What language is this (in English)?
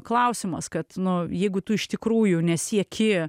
Lithuanian